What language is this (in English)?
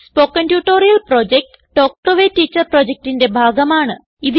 Malayalam